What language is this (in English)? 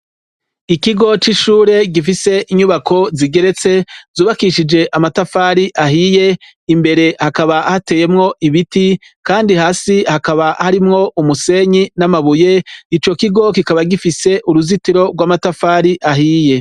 Rundi